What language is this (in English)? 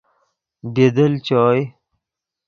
Yidgha